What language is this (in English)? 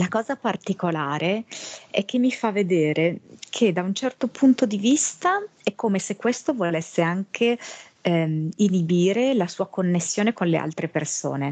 Italian